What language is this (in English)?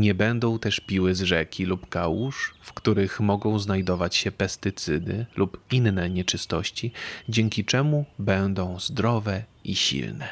Polish